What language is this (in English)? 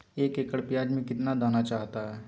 Magahi